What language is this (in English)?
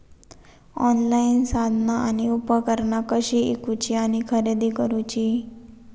Marathi